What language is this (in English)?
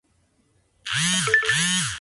Spanish